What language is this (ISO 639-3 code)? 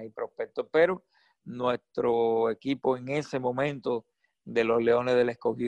spa